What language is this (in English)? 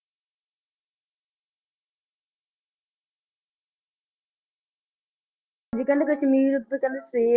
Punjabi